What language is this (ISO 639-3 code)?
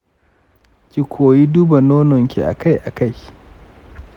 hau